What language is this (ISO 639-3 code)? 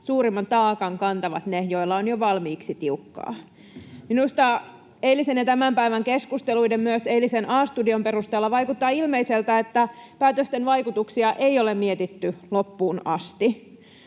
fin